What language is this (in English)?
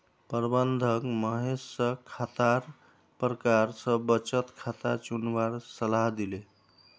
Magahi